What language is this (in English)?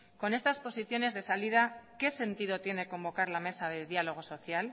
Spanish